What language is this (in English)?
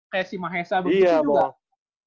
Indonesian